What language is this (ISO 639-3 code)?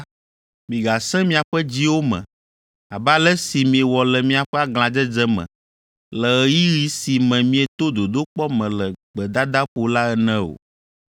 ewe